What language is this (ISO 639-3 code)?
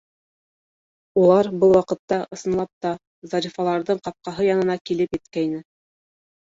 bak